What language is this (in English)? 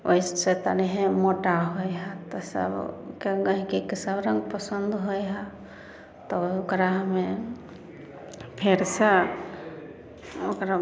Maithili